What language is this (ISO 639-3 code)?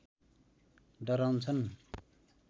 nep